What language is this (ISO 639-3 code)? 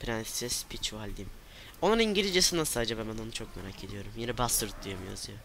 tur